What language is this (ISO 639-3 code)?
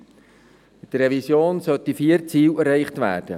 gsw